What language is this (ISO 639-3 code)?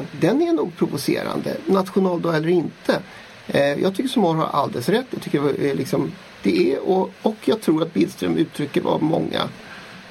swe